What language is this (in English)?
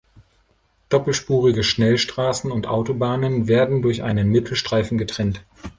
German